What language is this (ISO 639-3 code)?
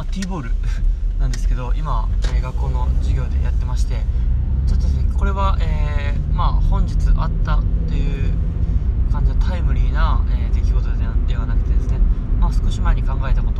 jpn